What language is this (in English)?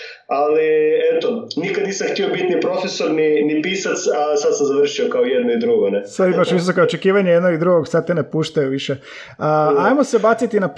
Croatian